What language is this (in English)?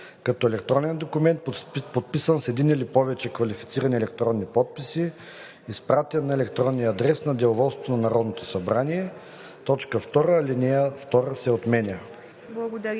Bulgarian